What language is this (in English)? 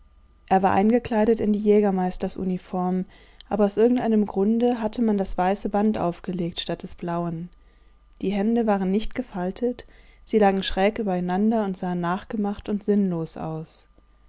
German